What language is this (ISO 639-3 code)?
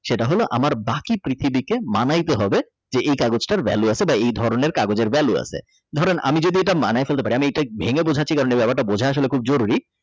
ben